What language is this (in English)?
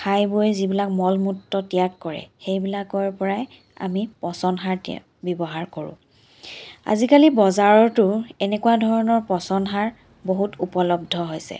Assamese